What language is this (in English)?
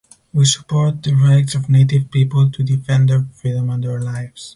English